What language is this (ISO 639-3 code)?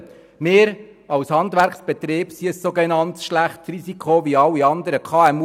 gsw